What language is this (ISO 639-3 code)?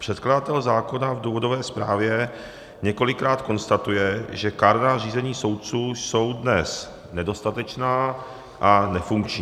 ces